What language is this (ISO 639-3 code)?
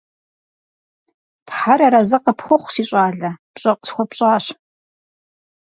kbd